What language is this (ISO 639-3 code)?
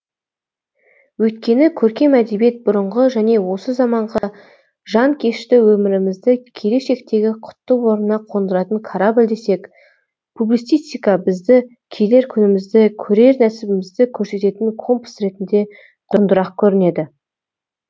kaz